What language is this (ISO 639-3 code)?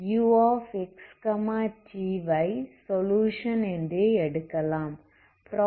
tam